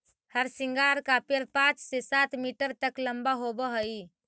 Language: Magahi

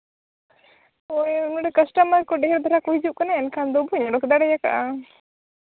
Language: Santali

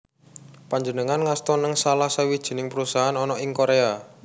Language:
Javanese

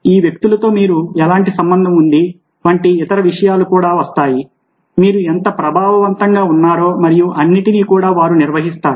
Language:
Telugu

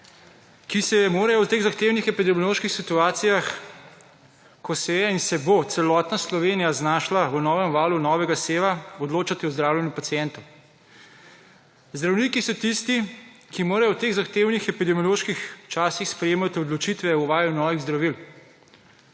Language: Slovenian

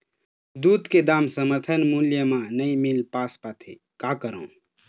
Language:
Chhattisgarhi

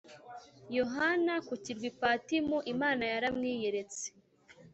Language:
Kinyarwanda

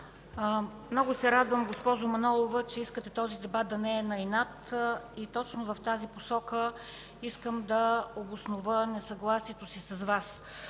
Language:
Bulgarian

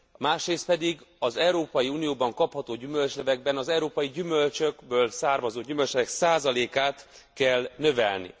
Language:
Hungarian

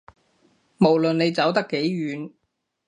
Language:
Cantonese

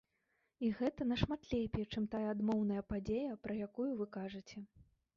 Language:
Belarusian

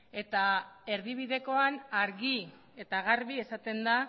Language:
Basque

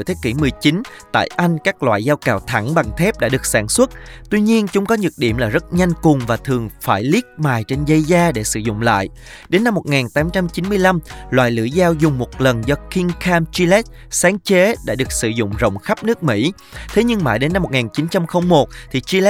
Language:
Vietnamese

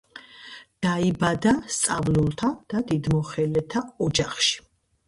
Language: Georgian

